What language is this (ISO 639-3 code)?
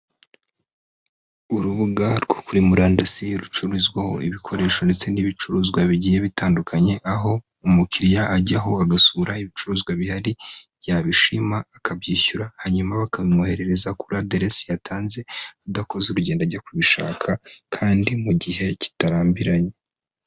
kin